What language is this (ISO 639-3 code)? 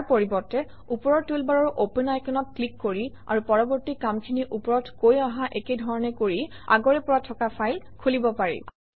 asm